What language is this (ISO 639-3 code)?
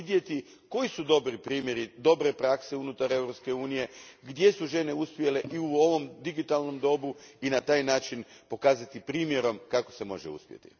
hrv